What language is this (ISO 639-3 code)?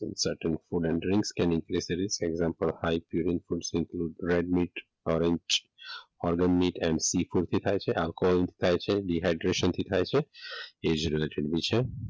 guj